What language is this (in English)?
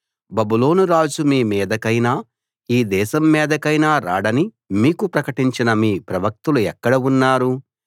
Telugu